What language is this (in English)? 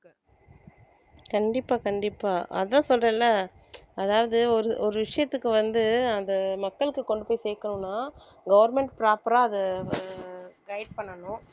Tamil